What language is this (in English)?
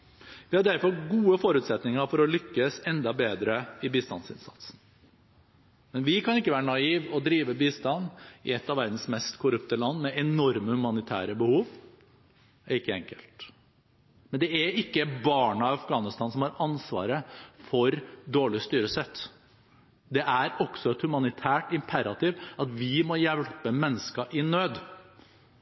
Norwegian Bokmål